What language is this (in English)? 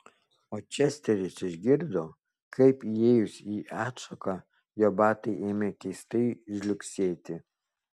Lithuanian